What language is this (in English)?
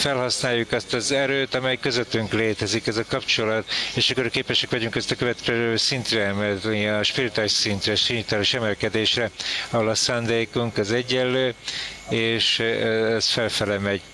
Hungarian